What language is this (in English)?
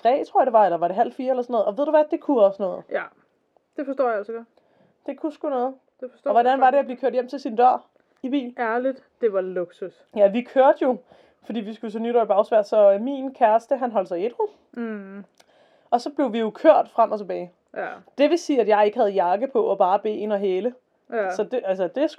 Danish